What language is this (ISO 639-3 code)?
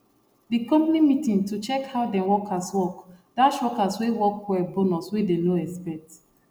pcm